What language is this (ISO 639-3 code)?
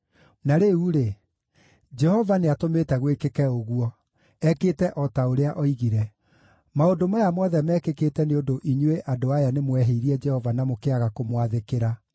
kik